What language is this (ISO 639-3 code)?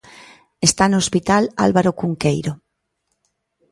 glg